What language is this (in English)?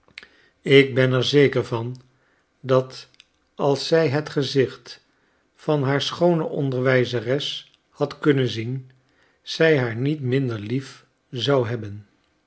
Dutch